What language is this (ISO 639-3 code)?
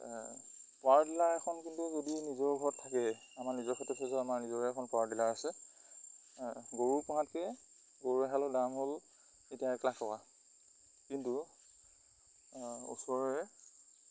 asm